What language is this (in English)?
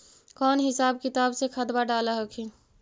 Magahi